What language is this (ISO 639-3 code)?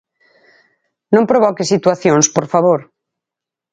glg